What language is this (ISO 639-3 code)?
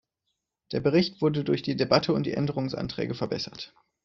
deu